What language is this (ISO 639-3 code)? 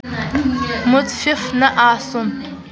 kas